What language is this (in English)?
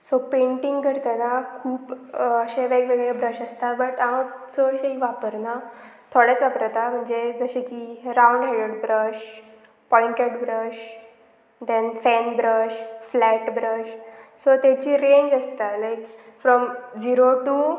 Konkani